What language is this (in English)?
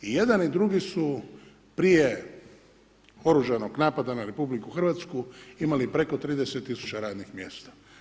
Croatian